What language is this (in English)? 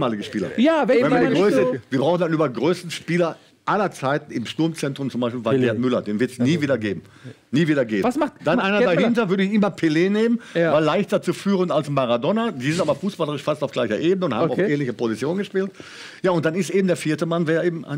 German